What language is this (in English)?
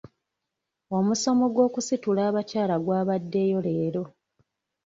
Ganda